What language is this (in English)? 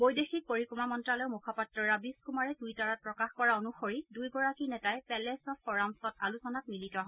Assamese